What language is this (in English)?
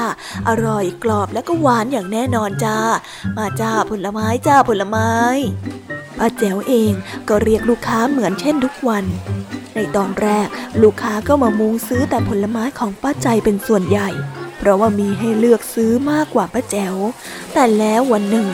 Thai